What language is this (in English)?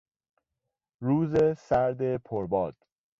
Persian